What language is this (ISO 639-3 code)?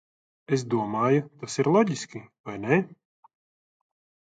lav